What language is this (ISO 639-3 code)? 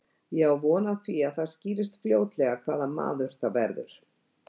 isl